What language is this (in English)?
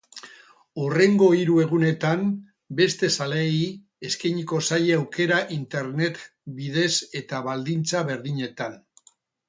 Basque